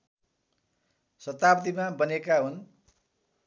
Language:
Nepali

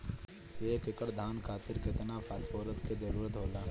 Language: Bhojpuri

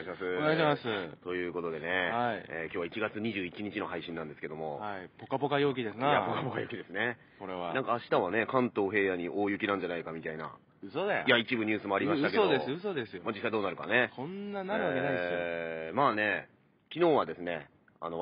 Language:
Japanese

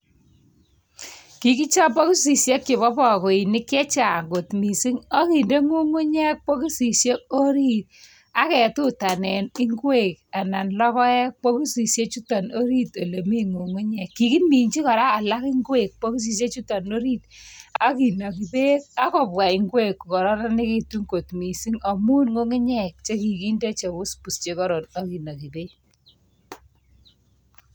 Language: Kalenjin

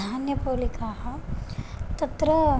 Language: Sanskrit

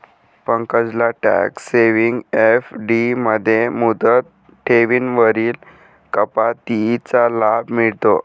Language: Marathi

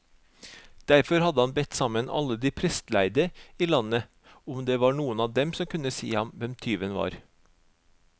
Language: Norwegian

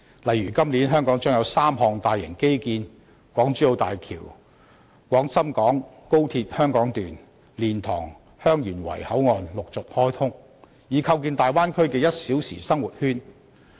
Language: Cantonese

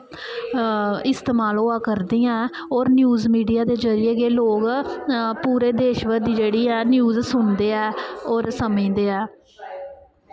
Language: Dogri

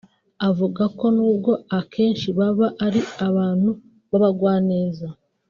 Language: Kinyarwanda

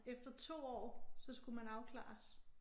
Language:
Danish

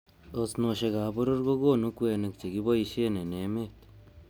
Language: Kalenjin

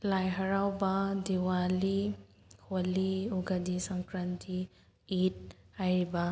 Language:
Manipuri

